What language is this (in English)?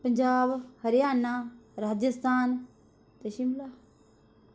Dogri